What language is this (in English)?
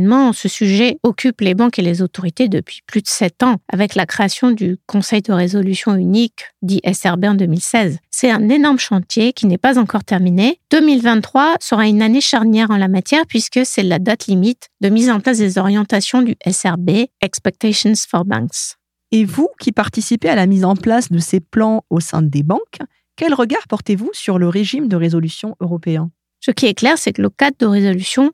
French